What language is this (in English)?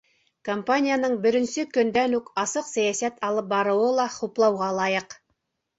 Bashkir